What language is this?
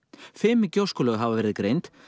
Icelandic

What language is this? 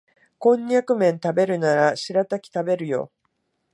Japanese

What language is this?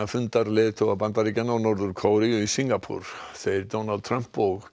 Icelandic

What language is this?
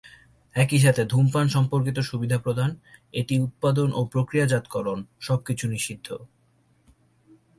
Bangla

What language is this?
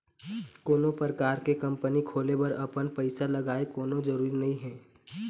Chhattisgarhi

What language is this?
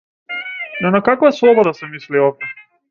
Macedonian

